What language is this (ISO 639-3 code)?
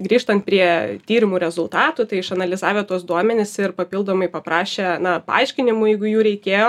lit